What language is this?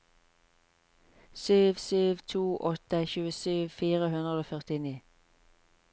Norwegian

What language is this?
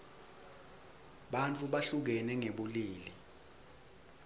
Swati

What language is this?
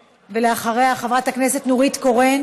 Hebrew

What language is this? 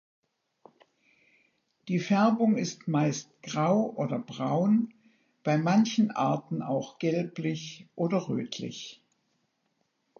German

